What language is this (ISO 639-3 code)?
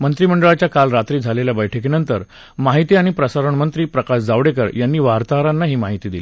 mar